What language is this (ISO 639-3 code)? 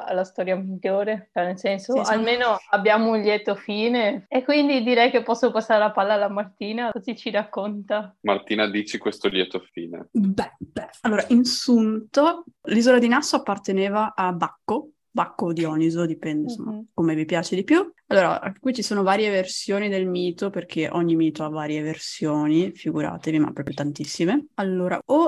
ita